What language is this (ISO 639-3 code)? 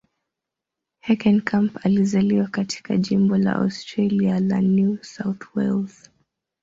swa